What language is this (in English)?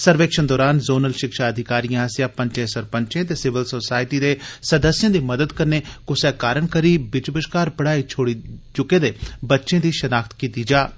Dogri